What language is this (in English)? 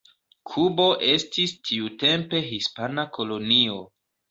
Esperanto